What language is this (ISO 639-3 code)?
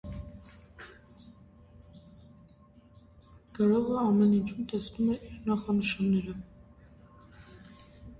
hye